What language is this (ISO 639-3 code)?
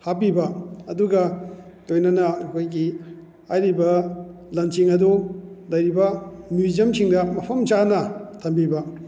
mni